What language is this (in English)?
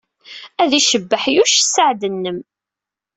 Kabyle